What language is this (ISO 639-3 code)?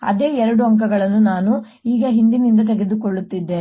kan